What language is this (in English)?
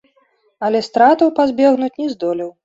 Belarusian